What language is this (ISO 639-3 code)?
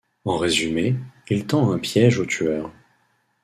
fra